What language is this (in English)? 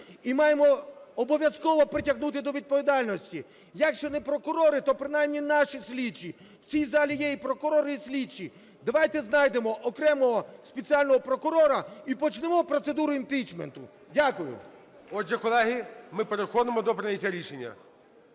Ukrainian